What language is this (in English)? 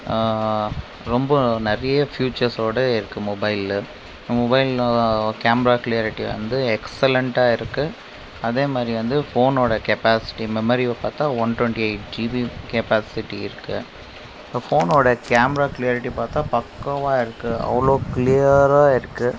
Tamil